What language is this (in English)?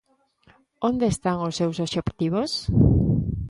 Galician